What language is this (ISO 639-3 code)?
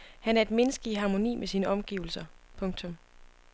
dan